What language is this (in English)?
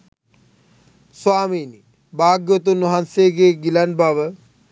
Sinhala